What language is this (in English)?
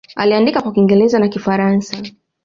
Swahili